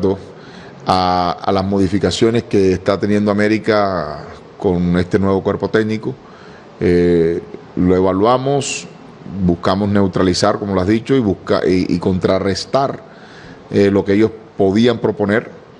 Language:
Spanish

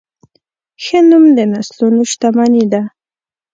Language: Pashto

